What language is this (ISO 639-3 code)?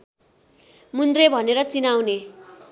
nep